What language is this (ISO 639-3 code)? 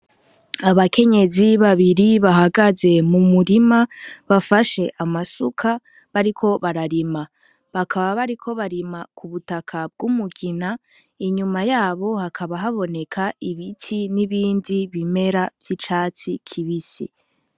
run